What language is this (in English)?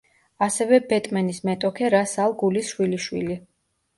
Georgian